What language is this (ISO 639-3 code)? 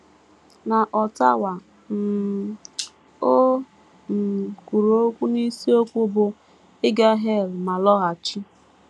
ibo